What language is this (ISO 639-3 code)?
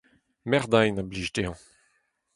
bre